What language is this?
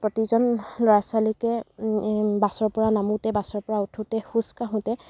Assamese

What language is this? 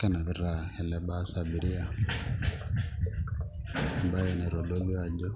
Masai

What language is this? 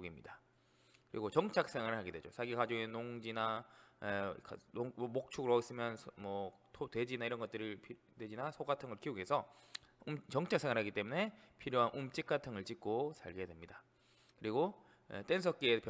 Korean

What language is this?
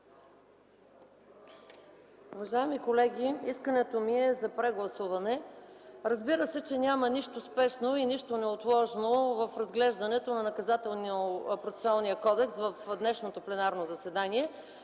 Bulgarian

